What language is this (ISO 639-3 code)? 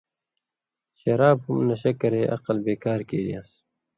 mvy